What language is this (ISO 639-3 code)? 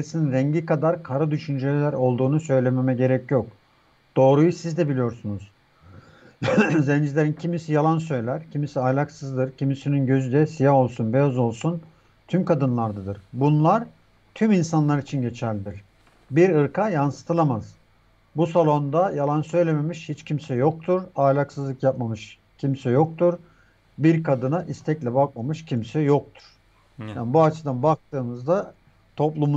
tur